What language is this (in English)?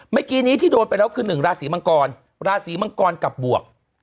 Thai